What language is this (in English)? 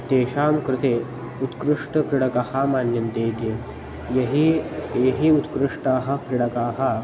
Sanskrit